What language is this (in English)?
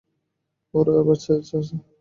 Bangla